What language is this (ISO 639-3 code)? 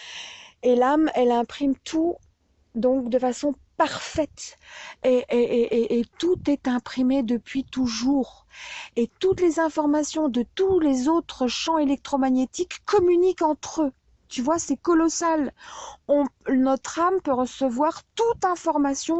fra